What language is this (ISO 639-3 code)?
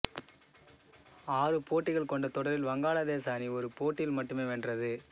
tam